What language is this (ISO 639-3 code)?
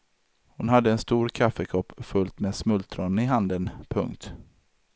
swe